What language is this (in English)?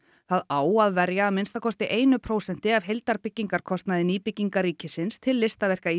Icelandic